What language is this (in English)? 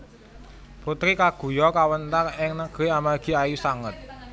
Javanese